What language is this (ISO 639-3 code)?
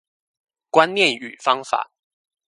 zho